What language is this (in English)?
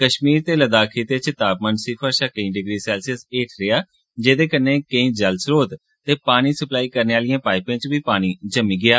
Dogri